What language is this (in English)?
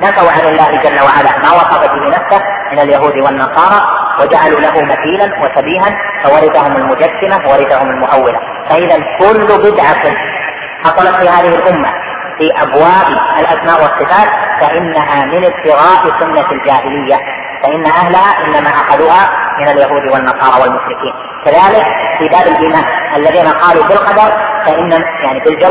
Arabic